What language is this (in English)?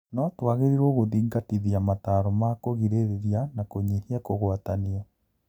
Kikuyu